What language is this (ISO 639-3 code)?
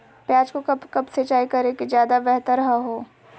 mag